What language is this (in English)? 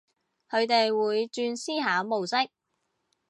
Cantonese